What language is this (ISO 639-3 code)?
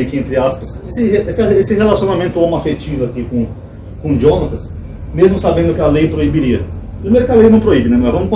por